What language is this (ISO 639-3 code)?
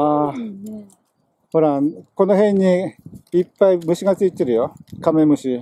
jpn